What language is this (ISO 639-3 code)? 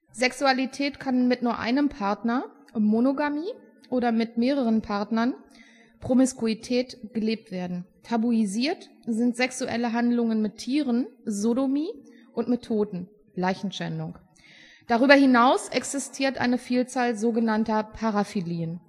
deu